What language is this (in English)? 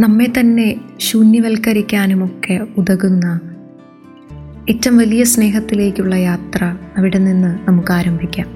Malayalam